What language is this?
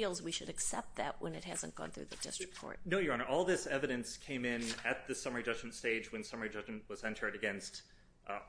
English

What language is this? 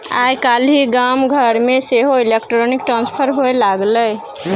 Maithili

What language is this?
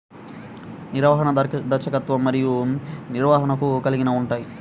Telugu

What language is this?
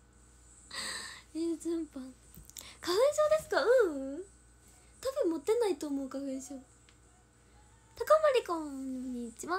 Japanese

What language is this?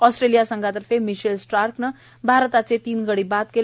Marathi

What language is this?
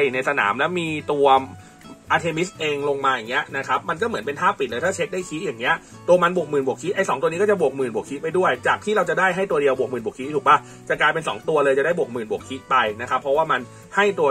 Thai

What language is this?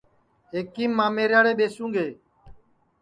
Sansi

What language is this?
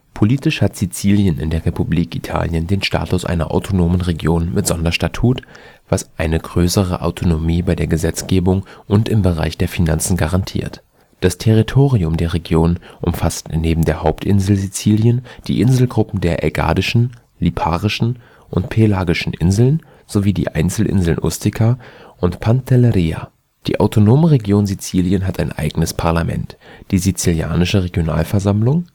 German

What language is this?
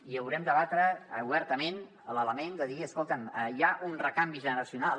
Catalan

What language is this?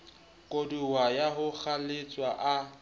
Southern Sotho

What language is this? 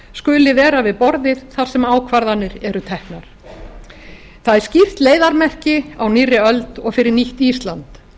Icelandic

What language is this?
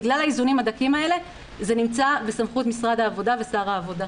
Hebrew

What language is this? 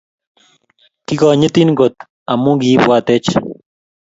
Kalenjin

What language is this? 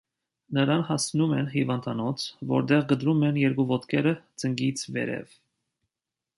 Armenian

